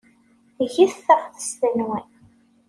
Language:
Kabyle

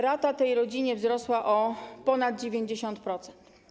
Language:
Polish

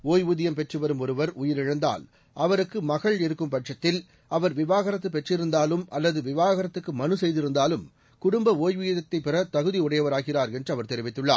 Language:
Tamil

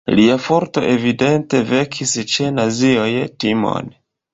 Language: Esperanto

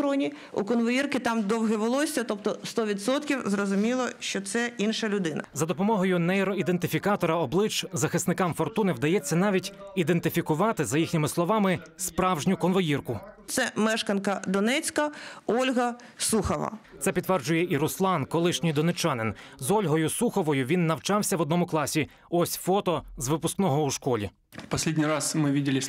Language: Ukrainian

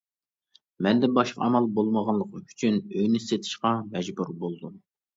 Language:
Uyghur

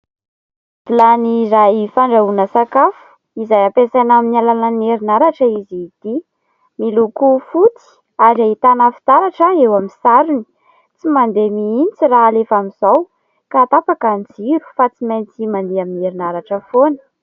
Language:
Malagasy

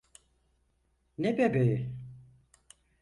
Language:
Turkish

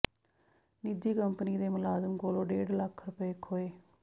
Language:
Punjabi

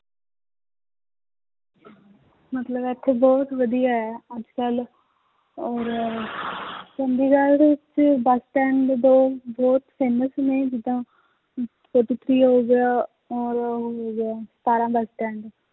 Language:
Punjabi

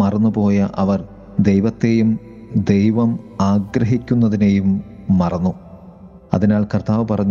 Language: Malayalam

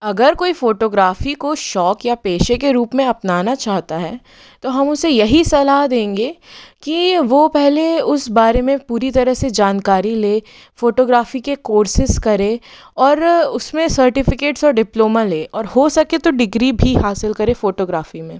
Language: Hindi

